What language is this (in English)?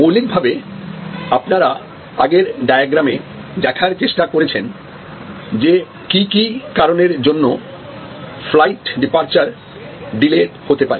Bangla